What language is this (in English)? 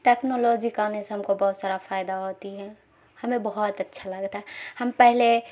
Urdu